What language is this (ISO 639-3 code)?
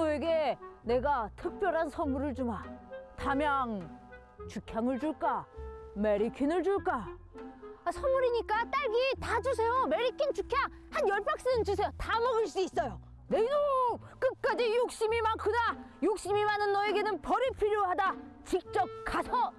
kor